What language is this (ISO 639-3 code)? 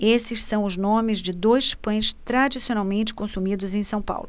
por